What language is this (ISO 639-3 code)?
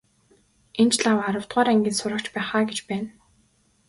mon